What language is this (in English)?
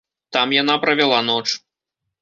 Belarusian